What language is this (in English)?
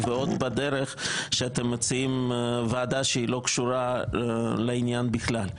Hebrew